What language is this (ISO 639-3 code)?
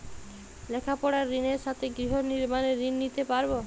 ben